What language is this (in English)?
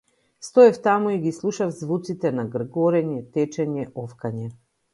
Macedonian